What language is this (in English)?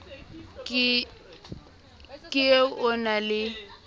Southern Sotho